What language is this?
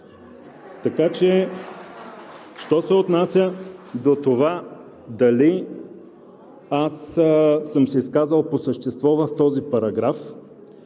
Bulgarian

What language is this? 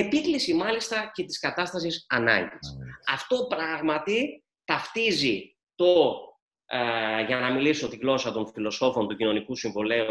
Greek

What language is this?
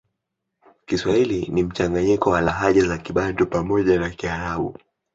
Swahili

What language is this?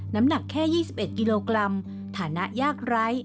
Thai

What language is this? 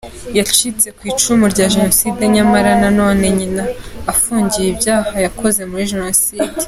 Kinyarwanda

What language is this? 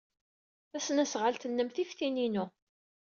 Kabyle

